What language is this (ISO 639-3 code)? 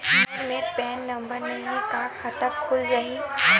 hne